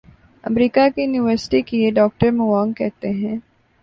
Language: Urdu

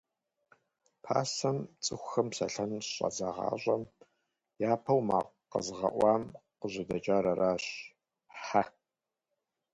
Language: Kabardian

